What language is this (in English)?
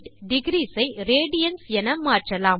Tamil